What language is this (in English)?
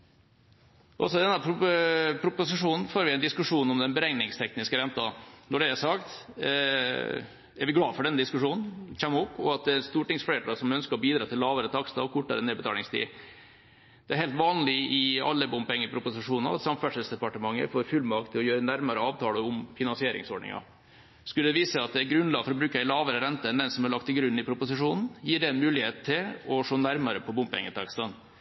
Norwegian Bokmål